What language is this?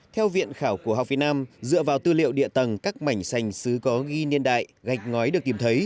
Vietnamese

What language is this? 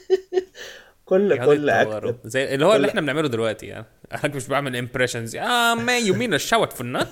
Arabic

